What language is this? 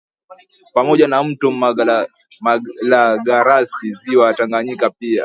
Swahili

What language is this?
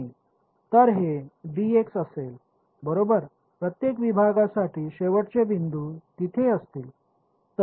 Marathi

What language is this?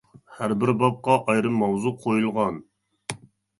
Uyghur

